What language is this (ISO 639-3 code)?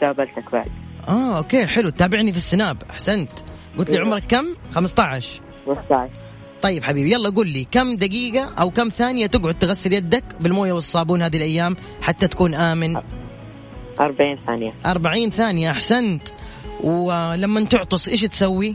ara